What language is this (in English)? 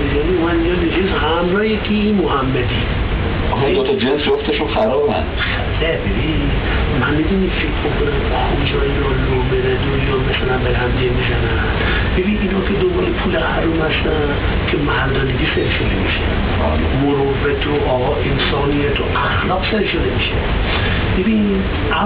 Persian